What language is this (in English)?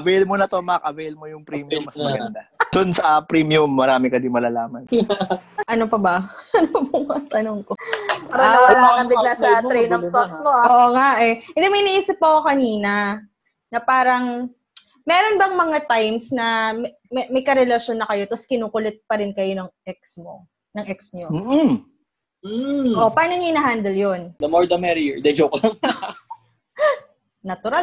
Filipino